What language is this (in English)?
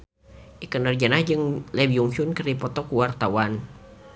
Sundanese